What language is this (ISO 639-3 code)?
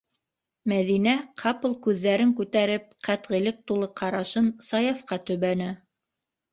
bak